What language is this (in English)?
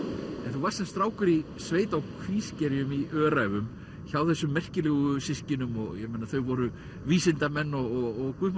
Icelandic